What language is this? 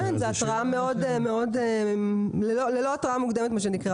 Hebrew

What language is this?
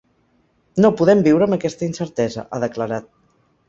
Catalan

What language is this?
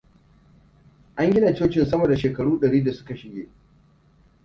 Hausa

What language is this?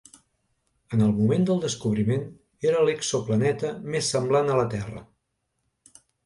Catalan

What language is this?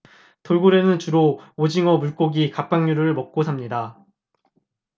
Korean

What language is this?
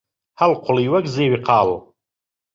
Central Kurdish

